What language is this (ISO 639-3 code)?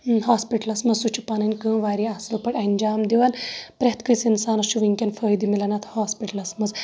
kas